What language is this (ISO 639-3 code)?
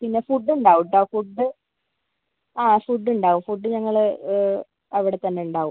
mal